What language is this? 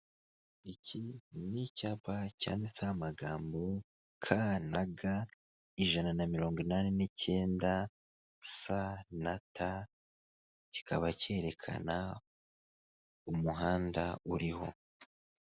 Kinyarwanda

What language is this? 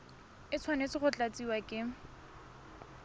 Tswana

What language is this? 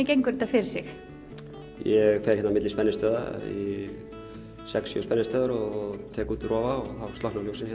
Icelandic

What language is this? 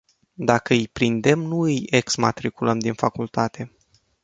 Romanian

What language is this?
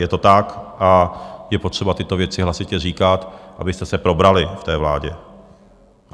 Czech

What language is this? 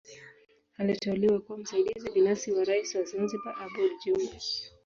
Swahili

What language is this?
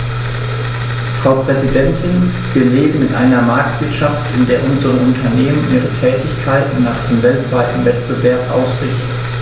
German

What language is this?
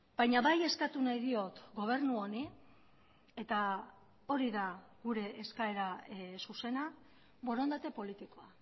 Basque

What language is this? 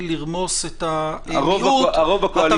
Hebrew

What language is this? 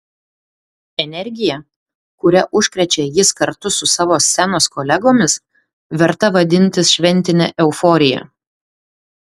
Lithuanian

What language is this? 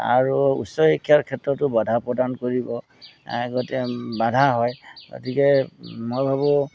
Assamese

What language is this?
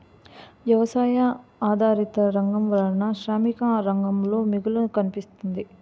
Telugu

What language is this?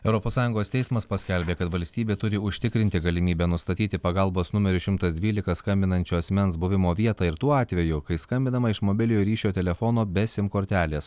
Lithuanian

